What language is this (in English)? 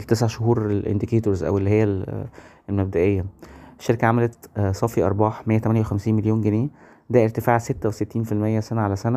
Arabic